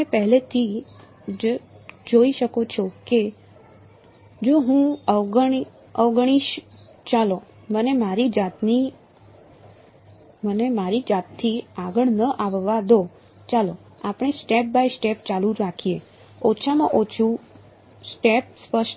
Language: Gujarati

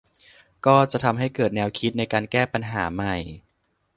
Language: Thai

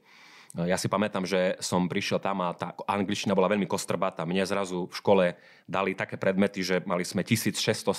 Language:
Slovak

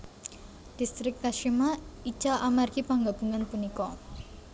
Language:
Javanese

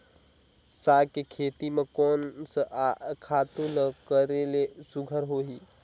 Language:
Chhattisgarhi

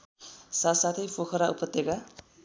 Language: Nepali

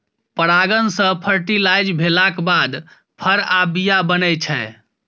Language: Maithili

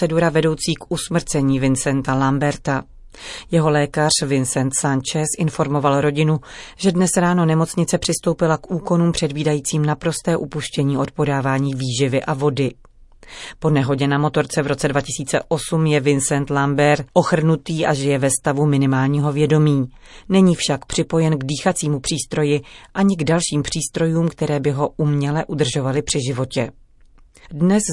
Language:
Czech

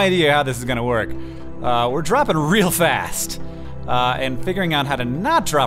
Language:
English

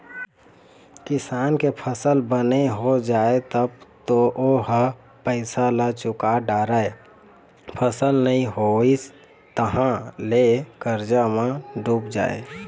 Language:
Chhattisgarhi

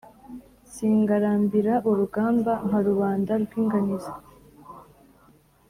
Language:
Kinyarwanda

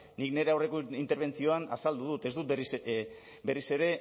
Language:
Basque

